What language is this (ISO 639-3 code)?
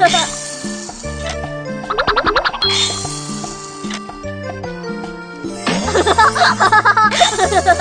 ind